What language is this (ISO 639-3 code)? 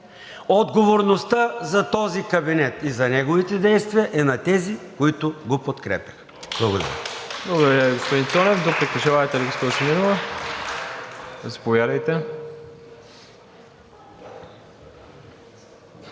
bul